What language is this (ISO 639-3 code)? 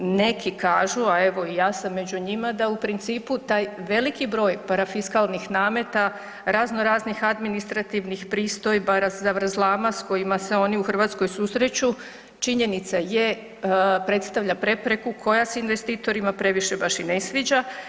hrv